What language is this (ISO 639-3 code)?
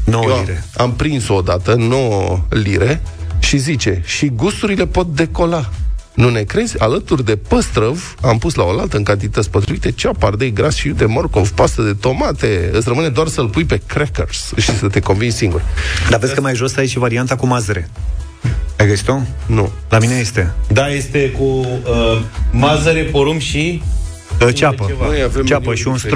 ron